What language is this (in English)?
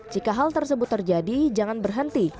Indonesian